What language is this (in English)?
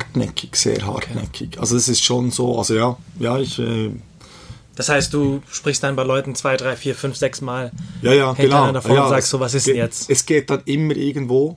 German